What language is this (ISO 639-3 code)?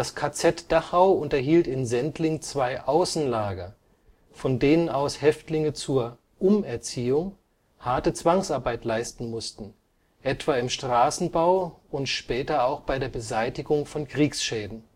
deu